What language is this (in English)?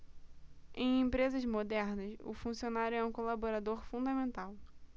Portuguese